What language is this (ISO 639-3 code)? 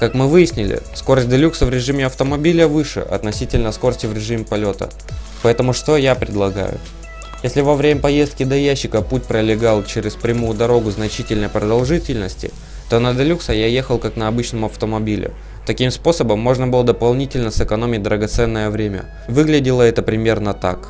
rus